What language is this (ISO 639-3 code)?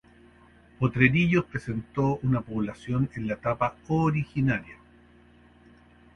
spa